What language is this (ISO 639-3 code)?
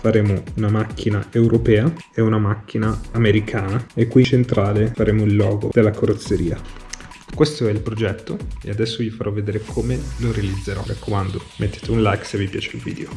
ita